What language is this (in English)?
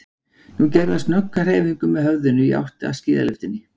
Icelandic